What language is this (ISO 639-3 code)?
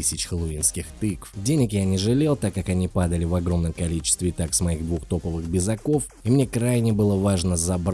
rus